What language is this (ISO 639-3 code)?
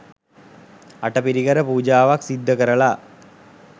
sin